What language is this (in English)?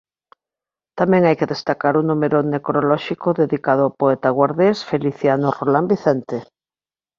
Galician